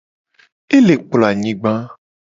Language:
Gen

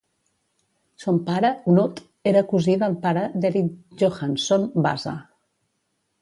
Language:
Catalan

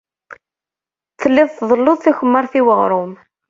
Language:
Kabyle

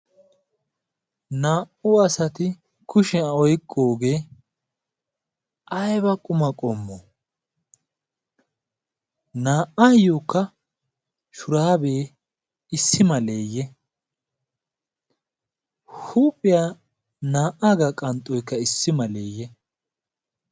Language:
Wolaytta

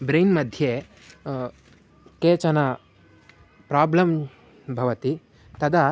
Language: Sanskrit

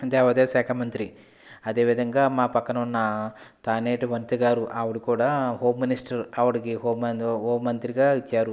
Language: Telugu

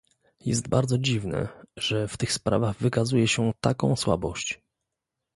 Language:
Polish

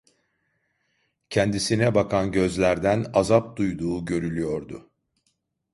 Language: Turkish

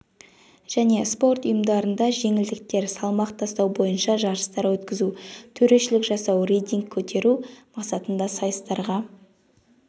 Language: Kazakh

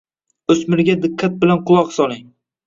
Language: Uzbek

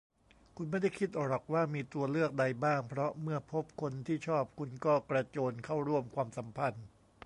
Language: Thai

